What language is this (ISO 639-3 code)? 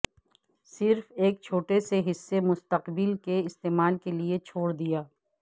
urd